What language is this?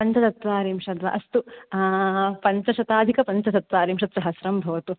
Sanskrit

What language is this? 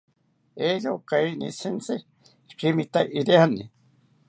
South Ucayali Ashéninka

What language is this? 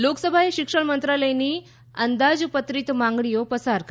Gujarati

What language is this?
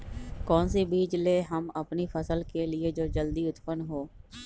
Magahi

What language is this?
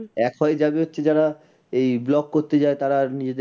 Bangla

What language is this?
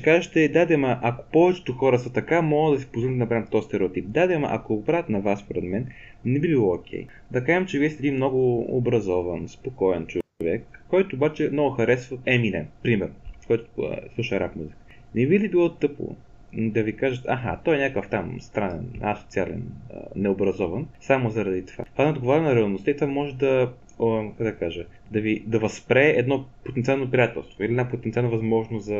Bulgarian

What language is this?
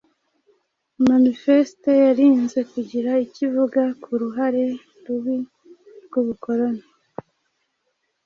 Kinyarwanda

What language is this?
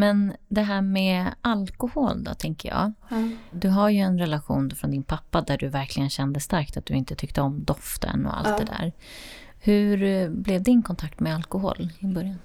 Swedish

